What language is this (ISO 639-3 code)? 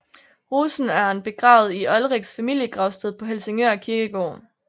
dan